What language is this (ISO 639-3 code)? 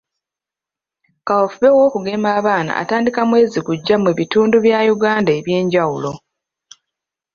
lug